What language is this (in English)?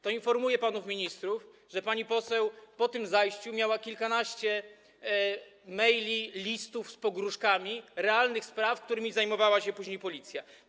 Polish